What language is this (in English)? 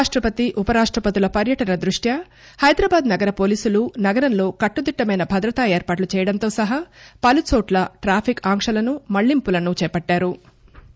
Telugu